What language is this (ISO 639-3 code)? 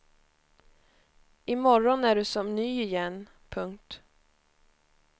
swe